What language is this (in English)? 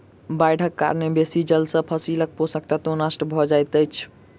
Maithili